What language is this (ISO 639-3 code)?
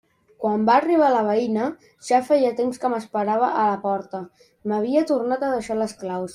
cat